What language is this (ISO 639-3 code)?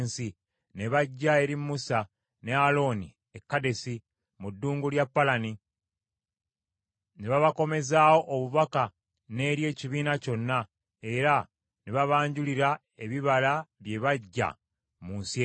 lug